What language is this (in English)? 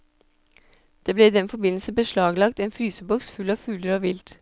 Norwegian